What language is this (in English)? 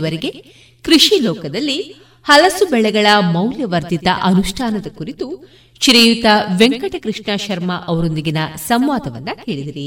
Kannada